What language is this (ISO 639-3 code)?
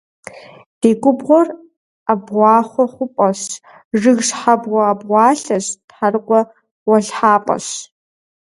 kbd